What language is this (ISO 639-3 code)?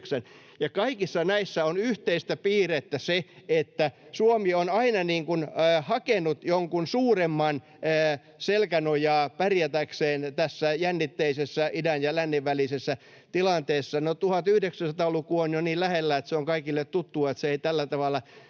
fin